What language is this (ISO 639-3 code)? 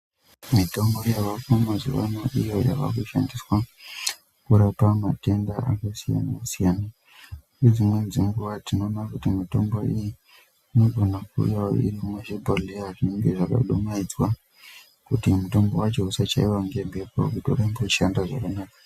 ndc